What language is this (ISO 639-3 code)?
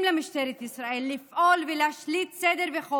heb